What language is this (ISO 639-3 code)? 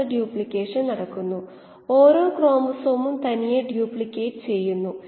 mal